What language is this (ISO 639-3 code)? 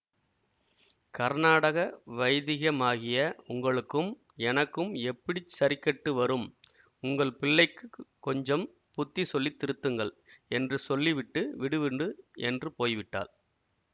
tam